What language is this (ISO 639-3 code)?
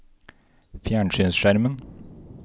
nor